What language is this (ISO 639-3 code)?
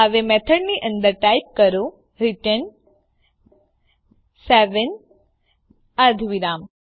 guj